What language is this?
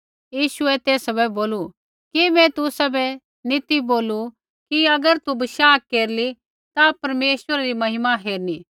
Kullu Pahari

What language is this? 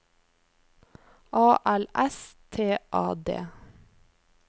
Norwegian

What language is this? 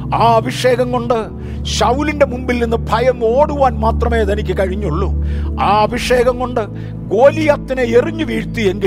Malayalam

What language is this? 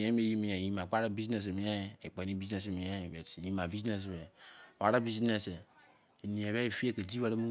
Izon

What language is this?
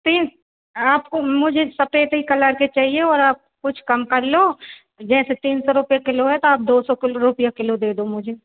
Hindi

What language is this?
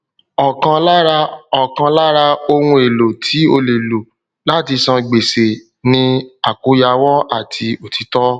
Yoruba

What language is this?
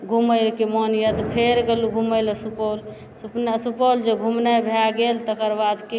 Maithili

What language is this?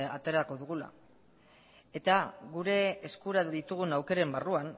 Basque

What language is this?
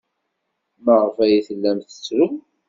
Kabyle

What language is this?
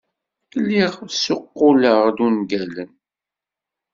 Kabyle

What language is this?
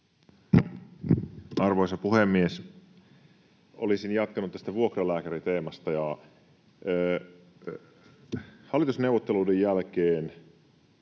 Finnish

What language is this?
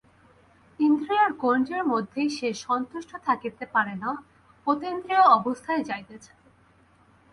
Bangla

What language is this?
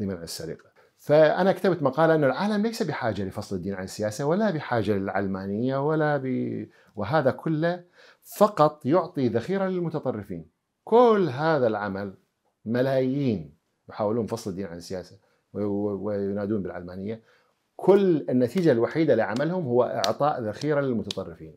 Arabic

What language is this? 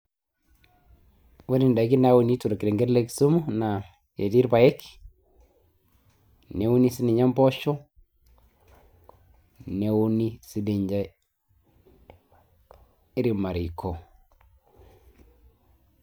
Masai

